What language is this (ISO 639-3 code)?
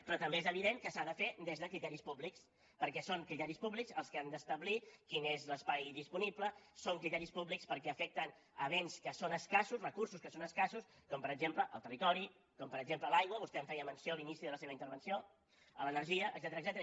cat